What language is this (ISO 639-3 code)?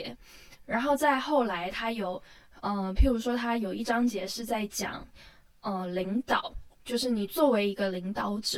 zho